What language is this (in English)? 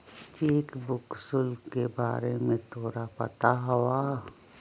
Magahi